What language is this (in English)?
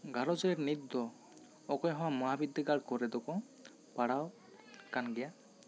Santali